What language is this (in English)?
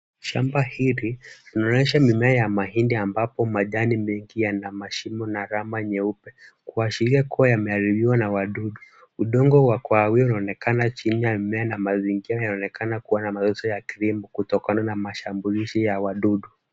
Swahili